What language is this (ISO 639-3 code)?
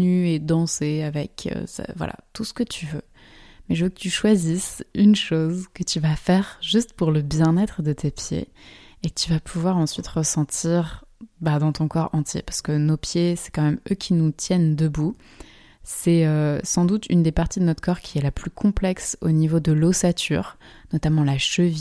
fra